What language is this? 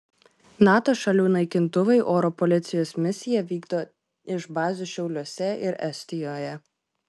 Lithuanian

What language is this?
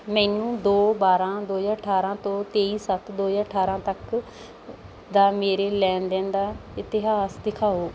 Punjabi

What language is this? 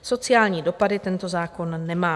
Czech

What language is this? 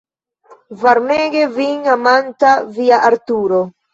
Esperanto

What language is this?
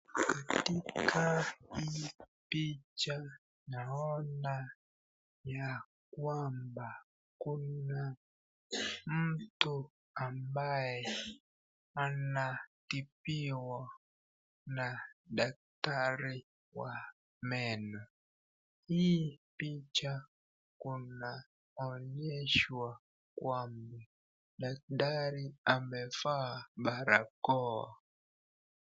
Swahili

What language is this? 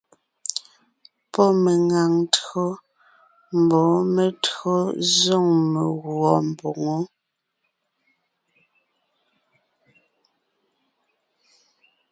Ngiemboon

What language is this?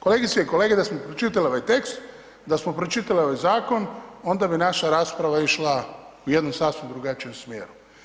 Croatian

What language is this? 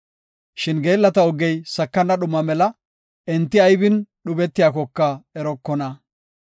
Gofa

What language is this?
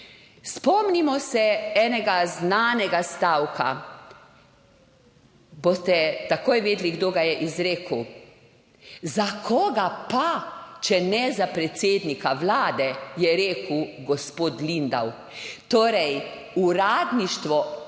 Slovenian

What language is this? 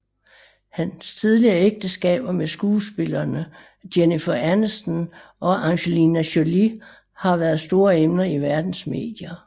Danish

